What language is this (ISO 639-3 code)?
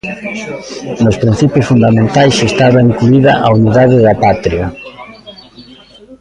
glg